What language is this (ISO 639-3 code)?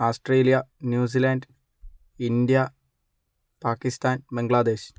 mal